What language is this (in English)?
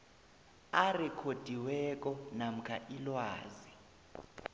South Ndebele